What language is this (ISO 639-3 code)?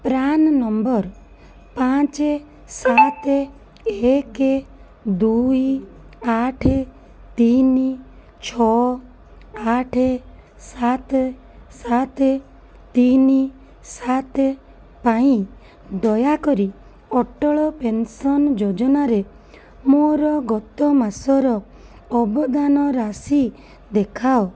ori